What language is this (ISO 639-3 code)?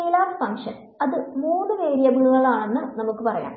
mal